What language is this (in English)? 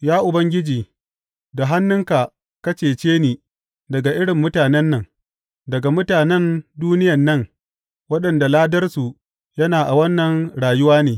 Hausa